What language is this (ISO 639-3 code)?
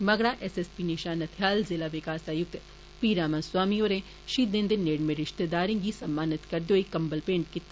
doi